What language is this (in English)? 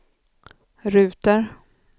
Swedish